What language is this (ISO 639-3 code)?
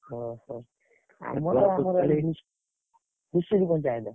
ori